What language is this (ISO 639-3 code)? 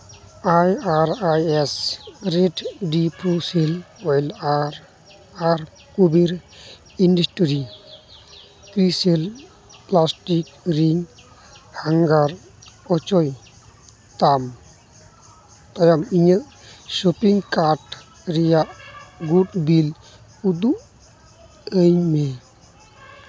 sat